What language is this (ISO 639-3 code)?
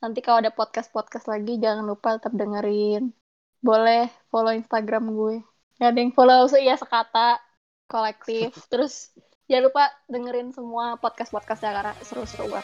ind